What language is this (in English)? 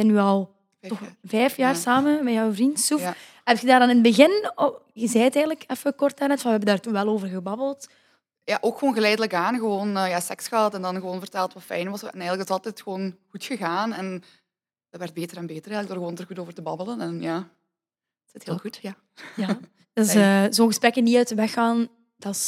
Dutch